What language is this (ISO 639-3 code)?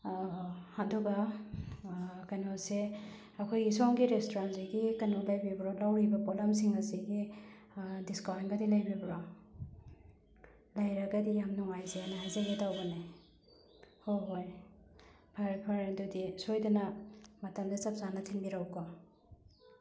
mni